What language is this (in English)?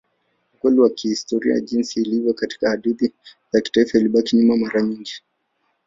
Swahili